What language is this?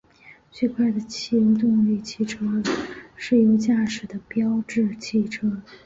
Chinese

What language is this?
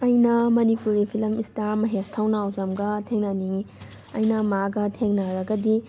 Manipuri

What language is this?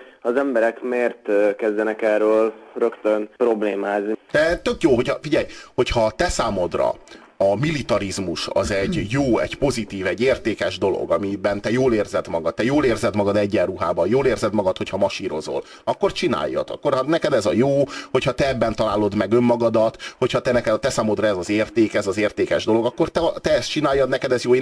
Hungarian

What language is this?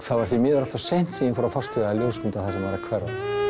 Icelandic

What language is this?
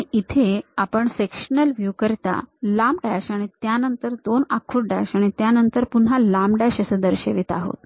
Marathi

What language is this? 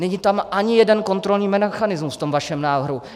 Czech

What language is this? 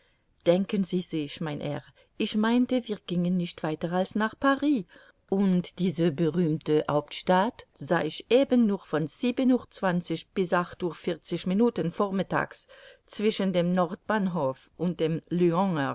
German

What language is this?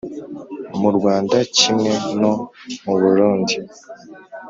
Kinyarwanda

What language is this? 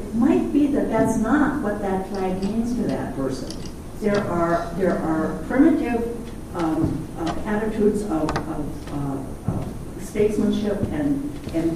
English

